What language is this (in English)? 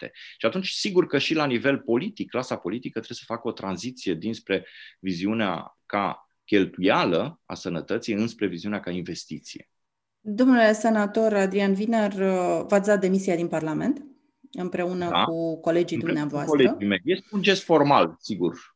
Romanian